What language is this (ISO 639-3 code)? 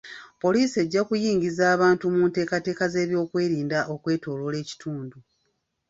lug